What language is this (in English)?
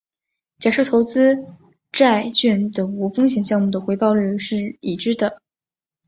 Chinese